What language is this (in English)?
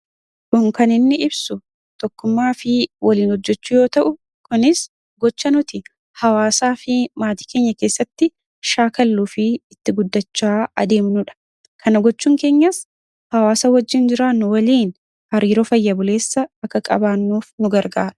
Oromo